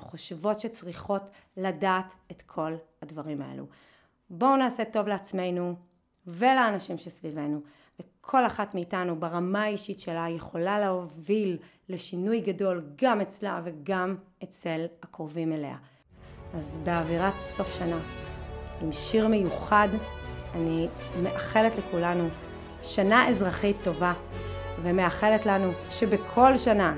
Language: Hebrew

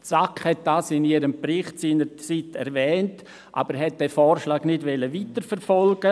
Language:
Swiss German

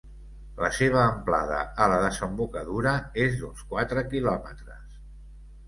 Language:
Catalan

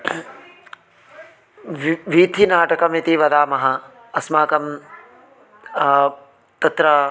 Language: Sanskrit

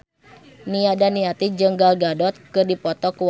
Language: Sundanese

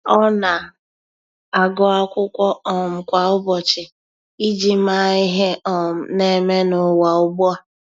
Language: Igbo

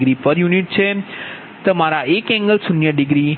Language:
Gujarati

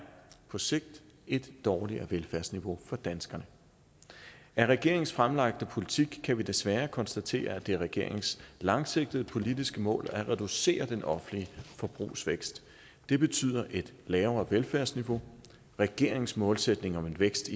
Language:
Danish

